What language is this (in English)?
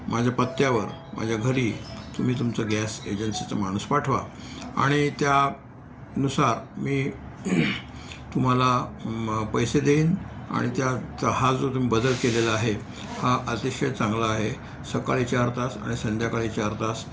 Marathi